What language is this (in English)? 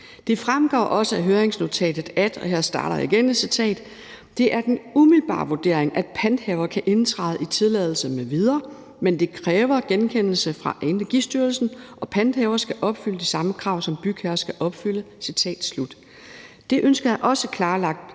Danish